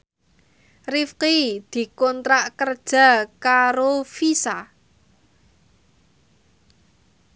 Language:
Javanese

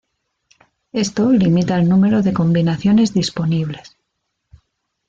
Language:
Spanish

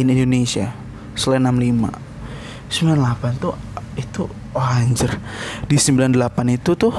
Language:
Indonesian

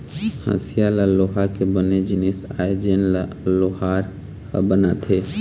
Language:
Chhattisgarhi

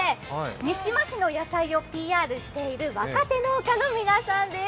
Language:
Japanese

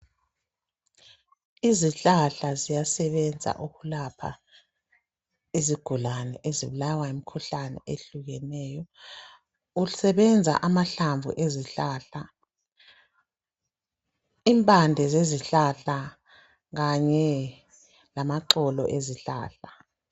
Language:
North Ndebele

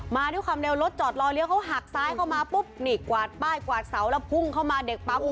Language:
Thai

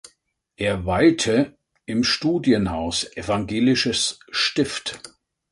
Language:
German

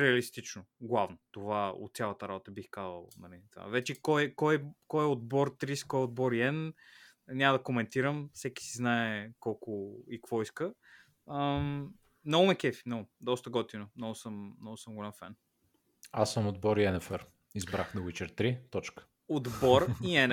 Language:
Bulgarian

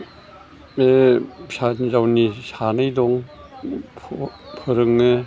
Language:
Bodo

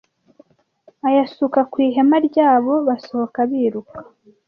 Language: Kinyarwanda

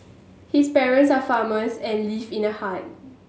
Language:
English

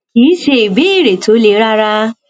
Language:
Yoruba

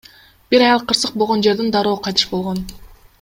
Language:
Kyrgyz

